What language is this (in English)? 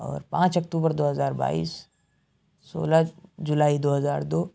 Urdu